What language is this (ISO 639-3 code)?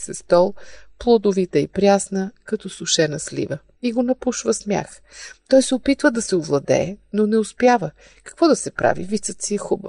bul